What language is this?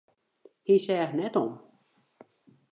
Western Frisian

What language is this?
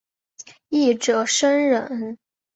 Chinese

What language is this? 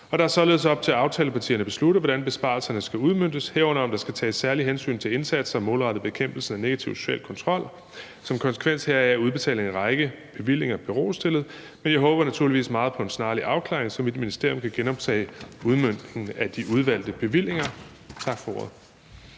Danish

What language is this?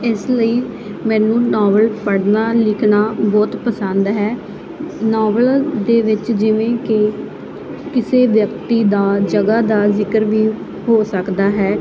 Punjabi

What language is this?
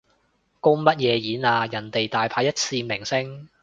Cantonese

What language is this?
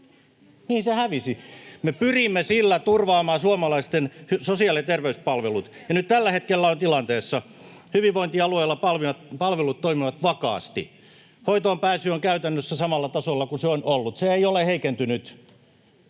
Finnish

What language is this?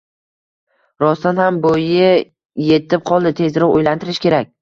Uzbek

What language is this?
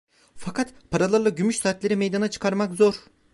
Turkish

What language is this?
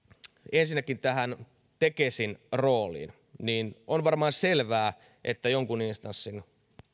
Finnish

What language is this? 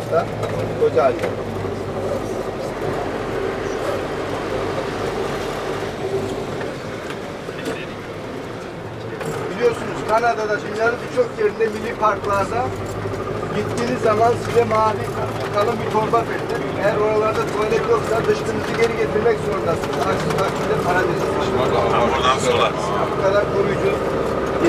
Turkish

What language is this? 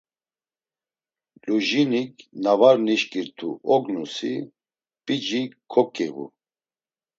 Laz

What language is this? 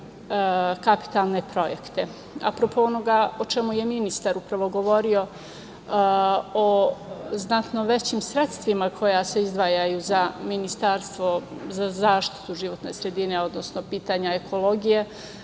Serbian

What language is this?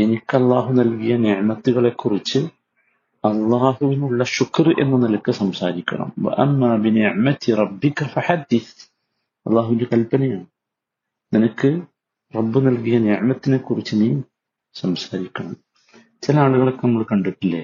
Malayalam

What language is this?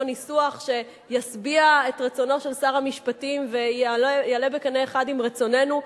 Hebrew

